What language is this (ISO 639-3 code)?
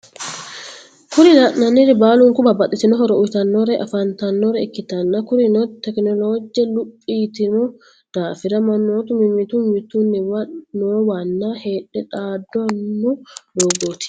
sid